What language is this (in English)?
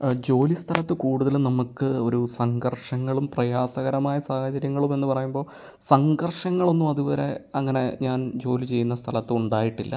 Malayalam